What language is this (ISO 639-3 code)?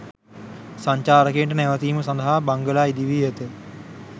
sin